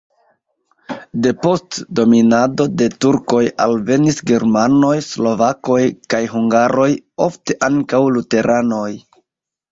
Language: Esperanto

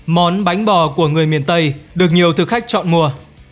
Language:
Vietnamese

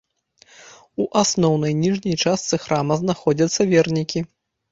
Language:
Belarusian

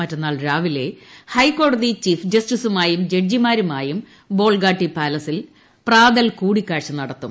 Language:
Malayalam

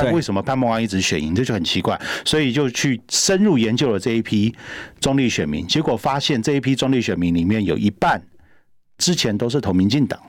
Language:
Chinese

